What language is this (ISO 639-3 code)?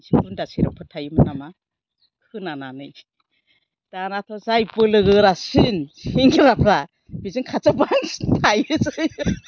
brx